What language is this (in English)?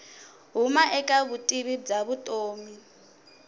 Tsonga